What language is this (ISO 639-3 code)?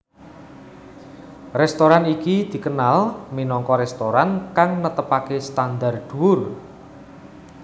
jav